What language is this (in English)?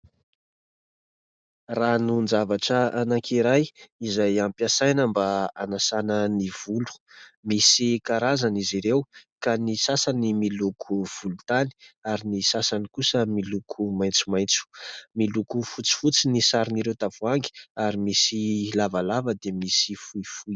Malagasy